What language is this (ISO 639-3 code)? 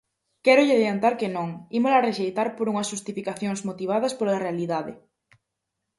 glg